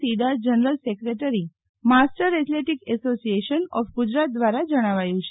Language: Gujarati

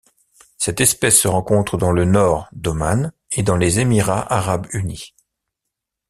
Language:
French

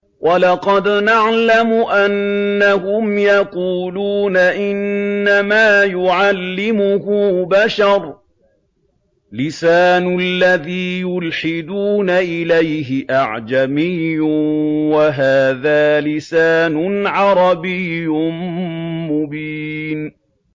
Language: Arabic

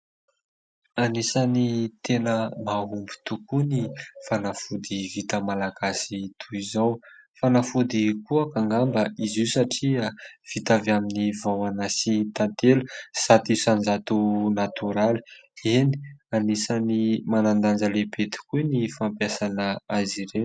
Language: Malagasy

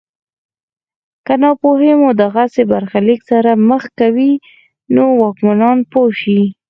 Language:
Pashto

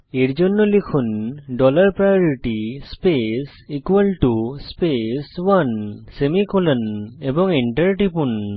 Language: Bangla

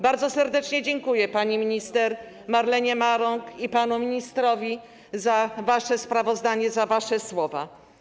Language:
Polish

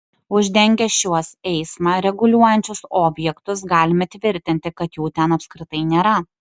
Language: Lithuanian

